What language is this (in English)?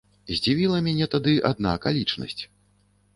Belarusian